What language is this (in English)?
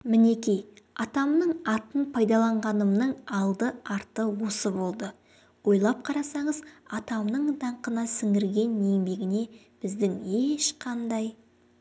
Kazakh